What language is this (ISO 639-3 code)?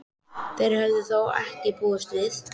isl